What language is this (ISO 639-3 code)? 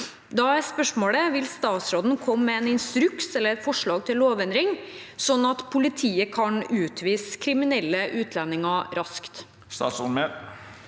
nor